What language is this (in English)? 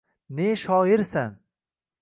Uzbek